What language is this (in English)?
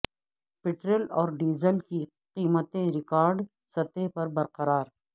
Urdu